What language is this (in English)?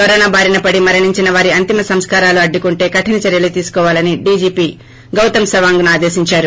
Telugu